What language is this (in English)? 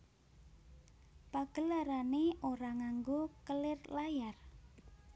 Javanese